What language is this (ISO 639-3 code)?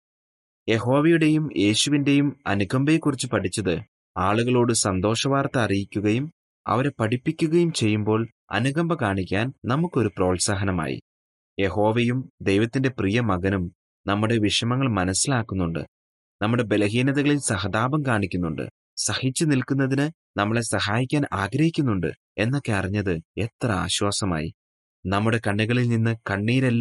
mal